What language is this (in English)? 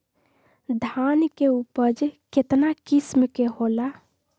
Magahi